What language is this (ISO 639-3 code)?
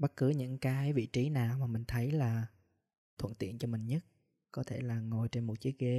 vie